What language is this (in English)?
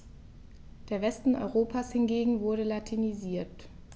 German